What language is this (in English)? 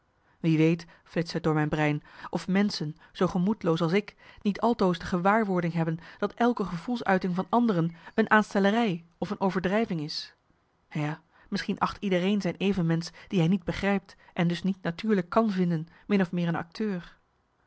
Dutch